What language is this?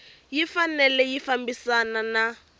Tsonga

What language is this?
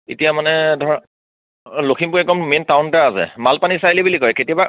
Assamese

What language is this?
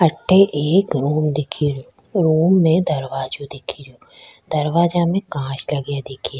Rajasthani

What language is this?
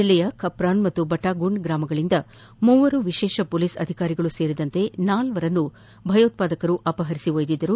Kannada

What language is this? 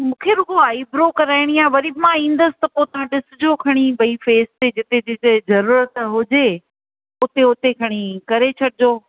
Sindhi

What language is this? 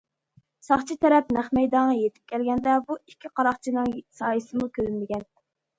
Uyghur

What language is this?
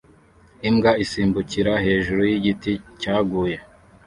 Kinyarwanda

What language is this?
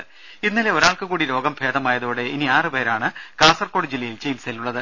Malayalam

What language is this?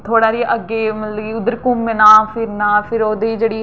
Dogri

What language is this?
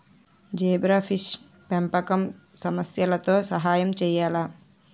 Telugu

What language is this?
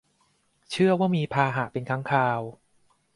Thai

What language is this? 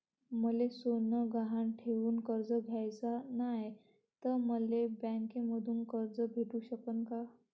Marathi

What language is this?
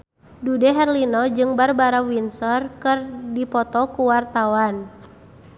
Sundanese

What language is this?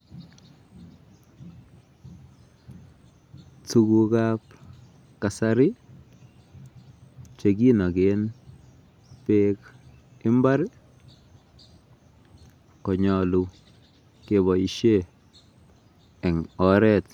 Kalenjin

